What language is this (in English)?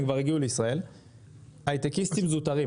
Hebrew